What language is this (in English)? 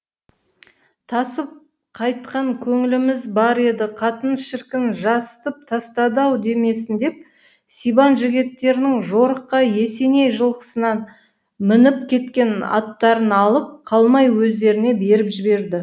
Kazakh